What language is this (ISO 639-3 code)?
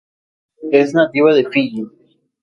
spa